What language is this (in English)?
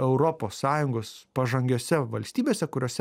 Lithuanian